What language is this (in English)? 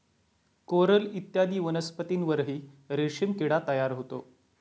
Marathi